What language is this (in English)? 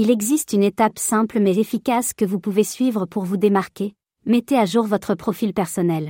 French